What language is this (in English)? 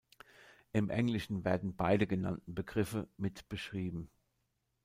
German